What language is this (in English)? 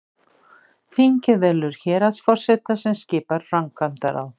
Icelandic